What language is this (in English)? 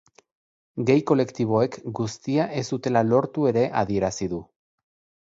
Basque